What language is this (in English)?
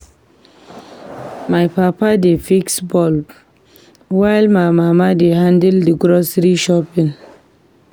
Nigerian Pidgin